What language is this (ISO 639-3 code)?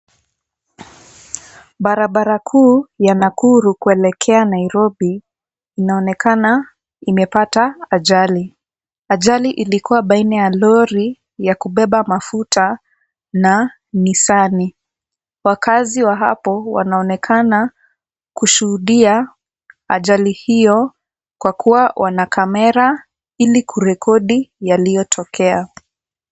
swa